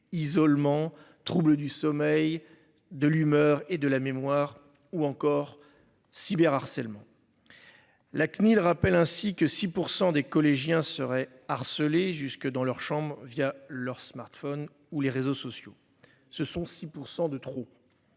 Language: French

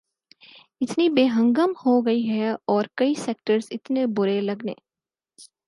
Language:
Urdu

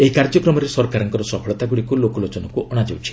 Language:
Odia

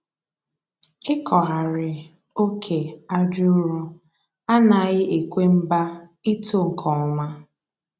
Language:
Igbo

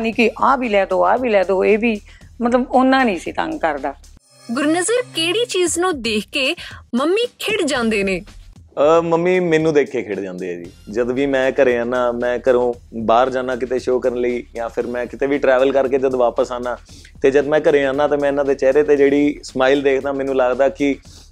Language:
Punjabi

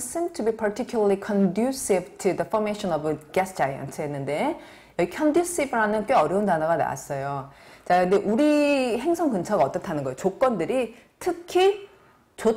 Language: Korean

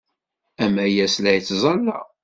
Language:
Kabyle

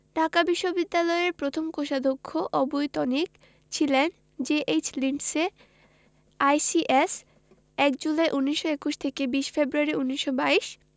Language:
Bangla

